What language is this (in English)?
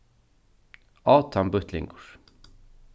Faroese